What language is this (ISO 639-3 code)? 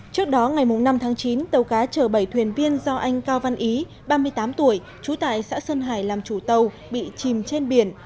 vie